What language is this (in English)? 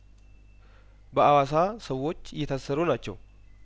Amharic